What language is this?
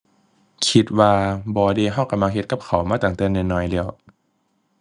Thai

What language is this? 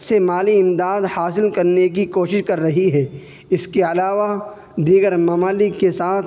Urdu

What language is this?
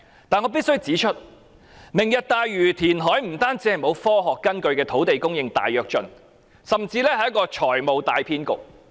Cantonese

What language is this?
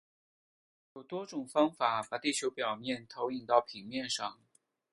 Chinese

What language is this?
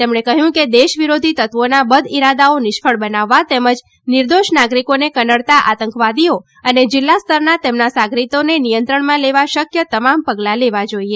Gujarati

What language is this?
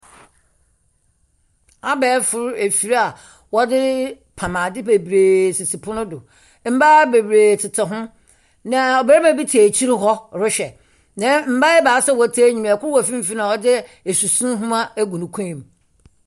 Akan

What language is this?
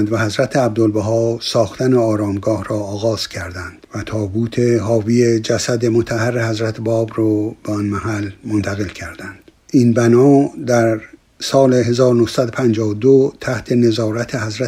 Persian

